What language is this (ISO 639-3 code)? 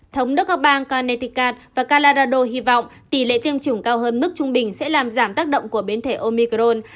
vie